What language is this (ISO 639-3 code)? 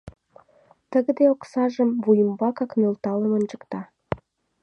chm